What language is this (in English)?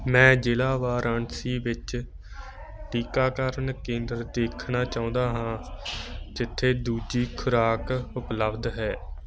Punjabi